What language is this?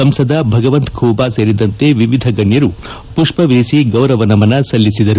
Kannada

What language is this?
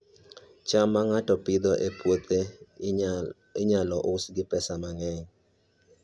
Luo (Kenya and Tanzania)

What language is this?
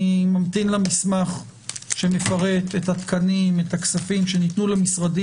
Hebrew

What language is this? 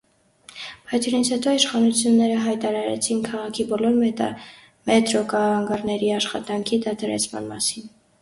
Armenian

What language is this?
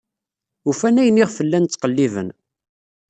Kabyle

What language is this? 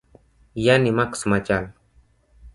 Luo (Kenya and Tanzania)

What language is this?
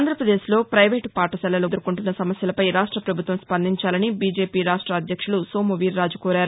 Telugu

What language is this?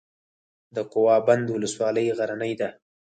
Pashto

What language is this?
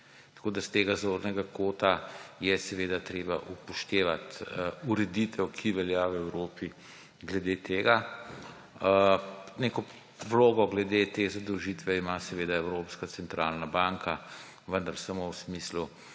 Slovenian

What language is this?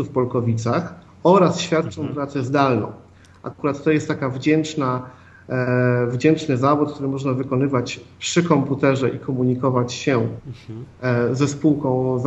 Polish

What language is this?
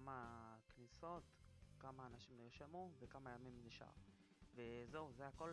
Hebrew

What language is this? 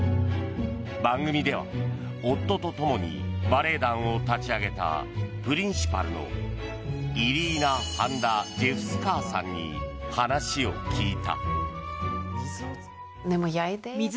Japanese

